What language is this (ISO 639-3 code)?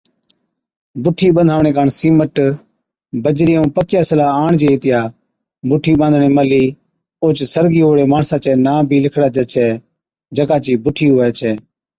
odk